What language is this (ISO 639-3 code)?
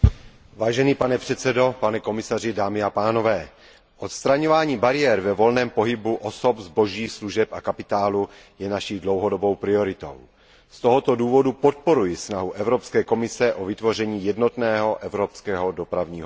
ces